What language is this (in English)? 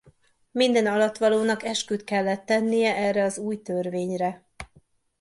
Hungarian